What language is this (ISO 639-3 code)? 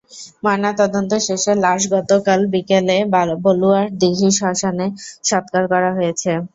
ben